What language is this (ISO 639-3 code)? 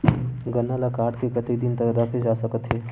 hne